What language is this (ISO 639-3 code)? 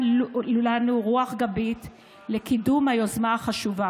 heb